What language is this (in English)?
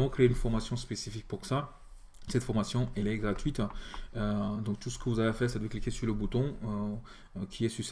French